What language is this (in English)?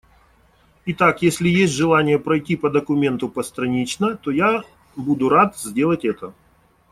Russian